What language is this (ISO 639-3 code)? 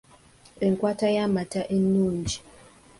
lug